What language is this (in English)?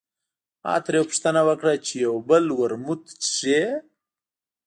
Pashto